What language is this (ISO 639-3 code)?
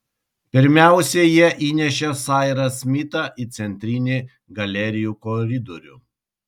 lit